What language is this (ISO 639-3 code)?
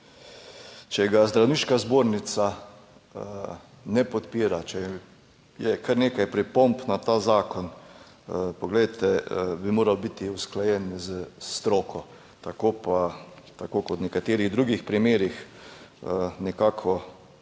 slv